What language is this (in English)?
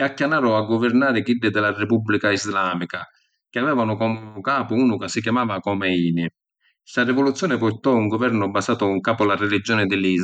Sicilian